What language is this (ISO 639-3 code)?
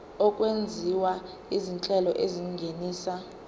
zul